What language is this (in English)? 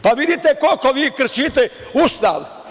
Serbian